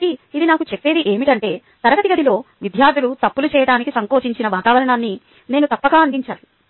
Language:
Telugu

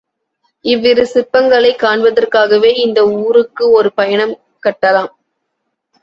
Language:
Tamil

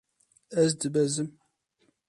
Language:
Kurdish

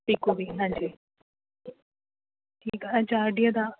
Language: Sindhi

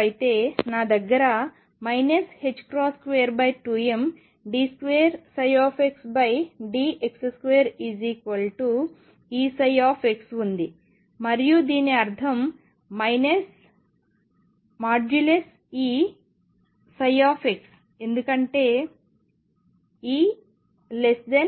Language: Telugu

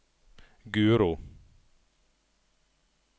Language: Norwegian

